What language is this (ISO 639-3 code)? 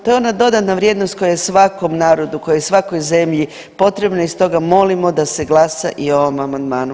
hrv